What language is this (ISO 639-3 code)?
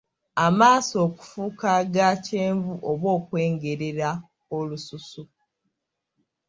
lug